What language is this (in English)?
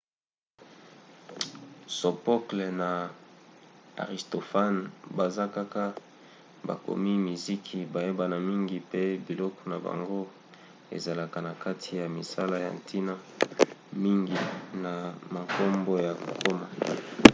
Lingala